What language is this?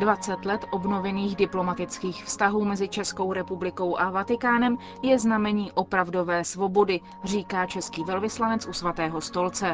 Czech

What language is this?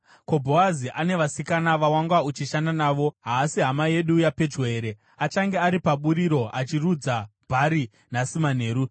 Shona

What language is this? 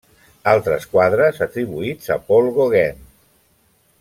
Catalan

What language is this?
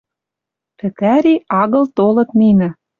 Western Mari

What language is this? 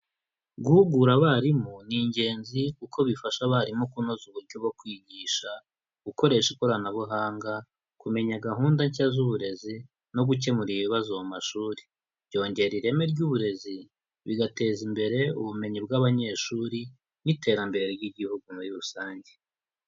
Kinyarwanda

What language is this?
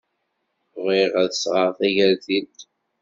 Kabyle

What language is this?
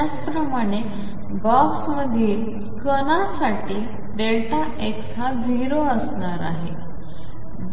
Marathi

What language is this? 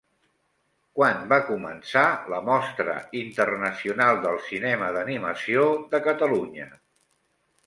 Catalan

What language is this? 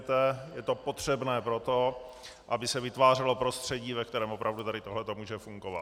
Czech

